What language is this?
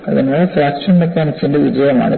Malayalam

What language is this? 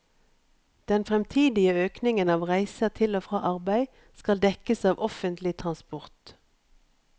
Norwegian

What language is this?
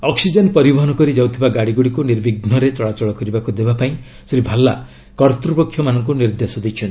Odia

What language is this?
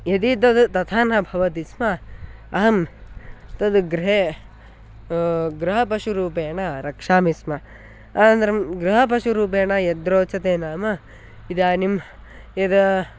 Sanskrit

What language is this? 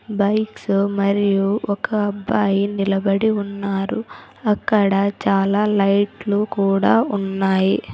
Telugu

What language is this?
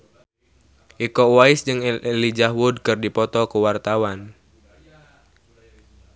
Sundanese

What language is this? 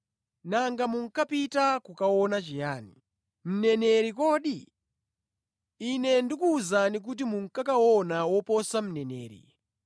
Nyanja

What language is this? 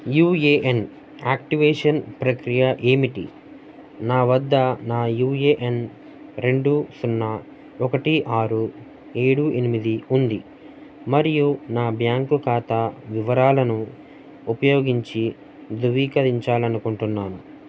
Telugu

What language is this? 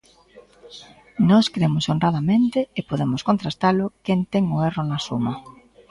Galician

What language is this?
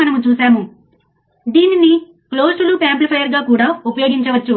Telugu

